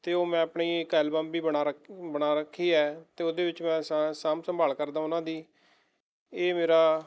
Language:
Punjabi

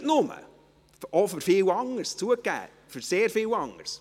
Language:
Swiss German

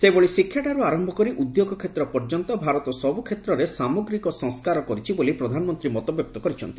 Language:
Odia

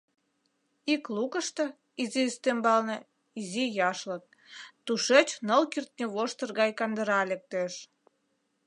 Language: Mari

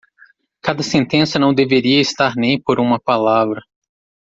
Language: Portuguese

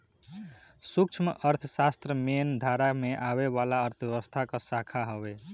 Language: Bhojpuri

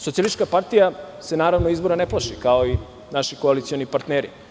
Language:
Serbian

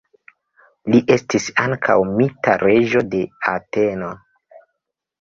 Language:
Esperanto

